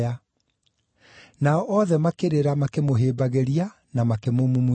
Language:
Kikuyu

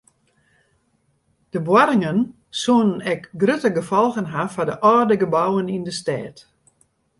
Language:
Western Frisian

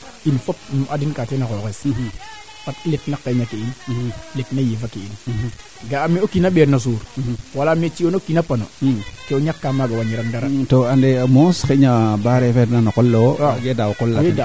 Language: Serer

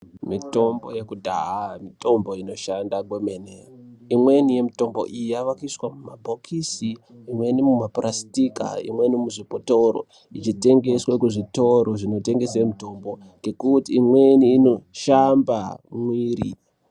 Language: Ndau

